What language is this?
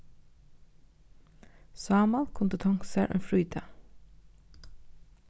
Faroese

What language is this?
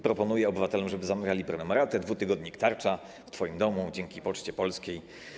Polish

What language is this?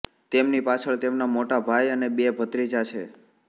Gujarati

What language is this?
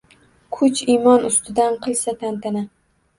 Uzbek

